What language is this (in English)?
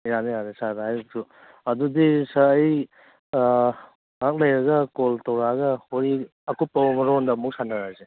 Manipuri